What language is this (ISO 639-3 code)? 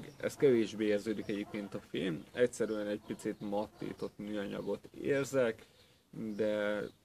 hun